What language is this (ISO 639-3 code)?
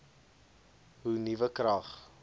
afr